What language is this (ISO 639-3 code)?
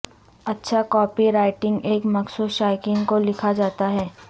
urd